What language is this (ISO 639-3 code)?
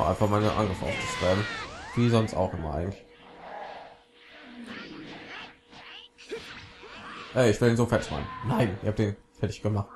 deu